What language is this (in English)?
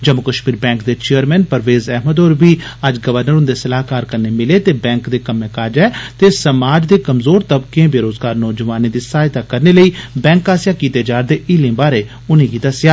Dogri